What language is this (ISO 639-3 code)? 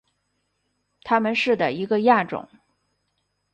zho